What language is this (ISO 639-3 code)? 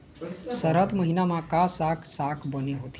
hne